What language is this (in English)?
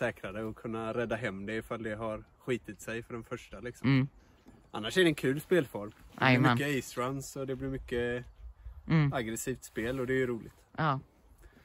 Swedish